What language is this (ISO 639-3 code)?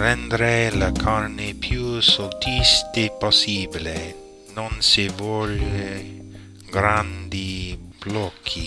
ita